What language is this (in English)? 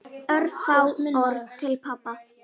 Icelandic